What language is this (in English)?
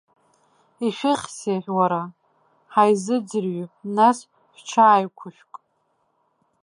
Abkhazian